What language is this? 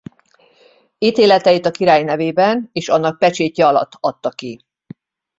Hungarian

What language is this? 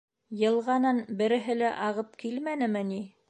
Bashkir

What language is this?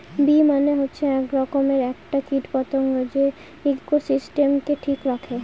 Bangla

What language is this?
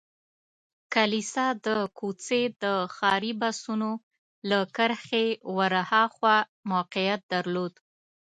Pashto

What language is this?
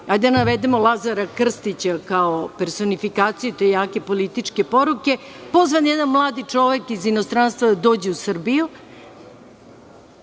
Serbian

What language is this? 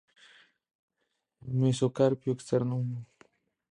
Spanish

